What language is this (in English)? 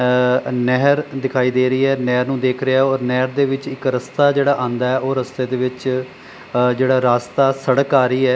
Punjabi